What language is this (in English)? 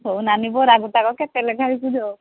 Odia